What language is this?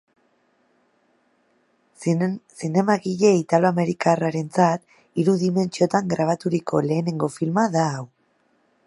Basque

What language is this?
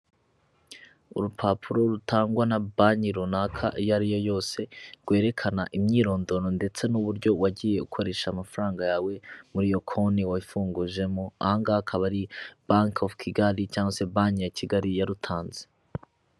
Kinyarwanda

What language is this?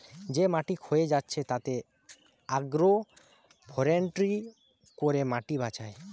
Bangla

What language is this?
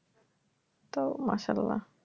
Bangla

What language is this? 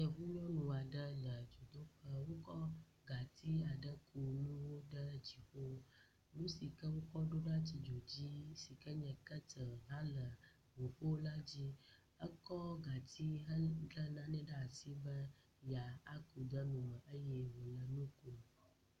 Ewe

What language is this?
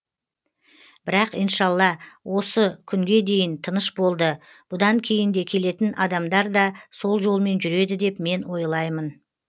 Kazakh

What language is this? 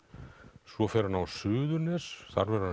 Icelandic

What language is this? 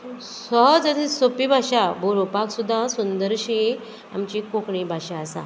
Konkani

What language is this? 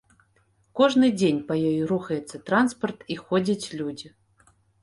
Belarusian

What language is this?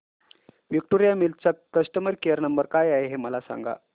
Marathi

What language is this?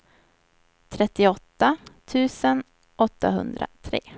Swedish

